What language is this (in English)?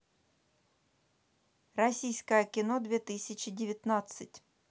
Russian